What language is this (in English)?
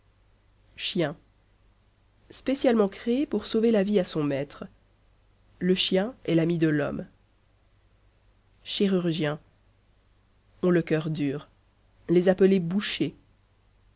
French